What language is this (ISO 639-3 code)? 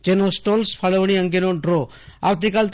guj